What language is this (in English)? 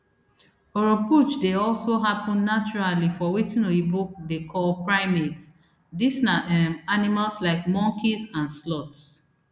Nigerian Pidgin